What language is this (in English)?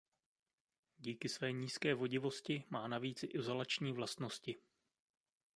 Czech